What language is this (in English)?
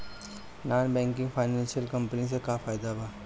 Bhojpuri